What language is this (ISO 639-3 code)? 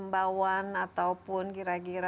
ind